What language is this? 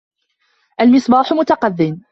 Arabic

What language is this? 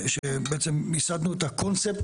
Hebrew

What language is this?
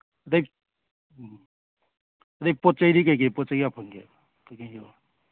Manipuri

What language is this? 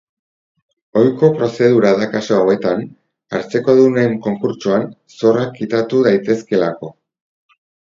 Basque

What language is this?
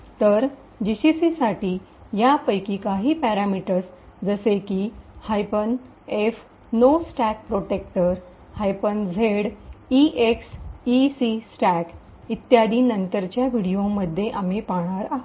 Marathi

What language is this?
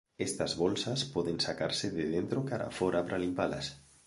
Galician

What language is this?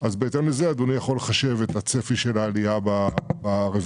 Hebrew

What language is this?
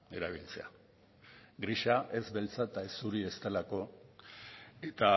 Basque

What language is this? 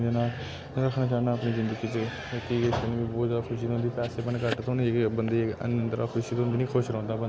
Dogri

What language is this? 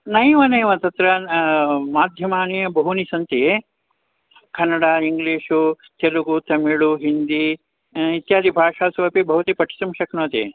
Sanskrit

